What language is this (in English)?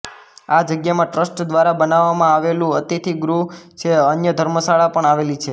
Gujarati